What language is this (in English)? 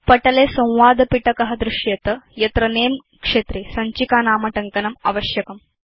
Sanskrit